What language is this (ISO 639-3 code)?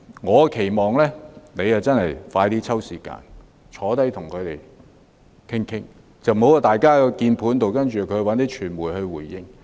yue